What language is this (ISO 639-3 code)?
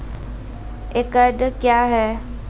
mai